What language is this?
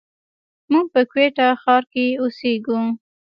Pashto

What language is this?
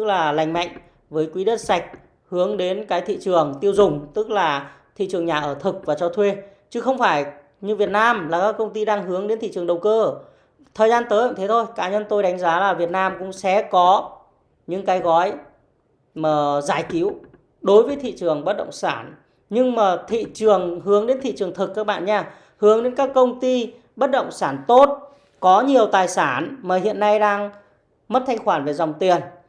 Vietnamese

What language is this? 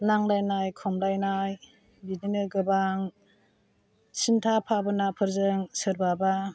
Bodo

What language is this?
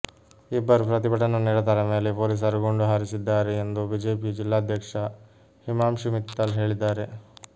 Kannada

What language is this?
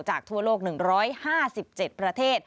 Thai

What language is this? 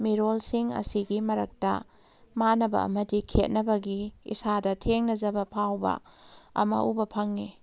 Manipuri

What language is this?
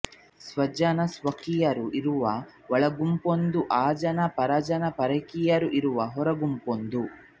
Kannada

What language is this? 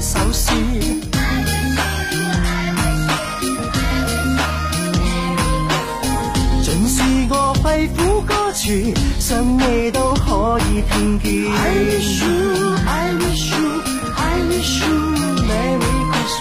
Chinese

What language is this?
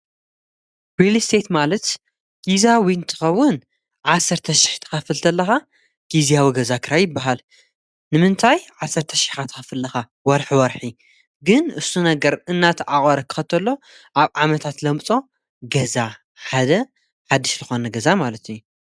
Tigrinya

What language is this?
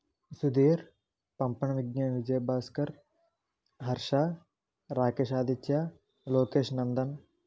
Telugu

